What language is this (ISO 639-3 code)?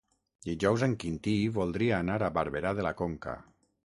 cat